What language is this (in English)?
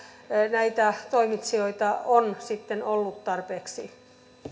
Finnish